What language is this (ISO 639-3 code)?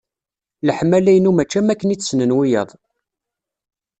kab